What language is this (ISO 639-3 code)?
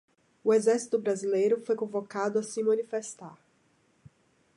por